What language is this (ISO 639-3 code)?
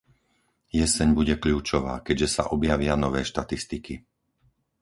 slk